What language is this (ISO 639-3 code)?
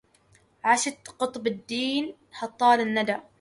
ara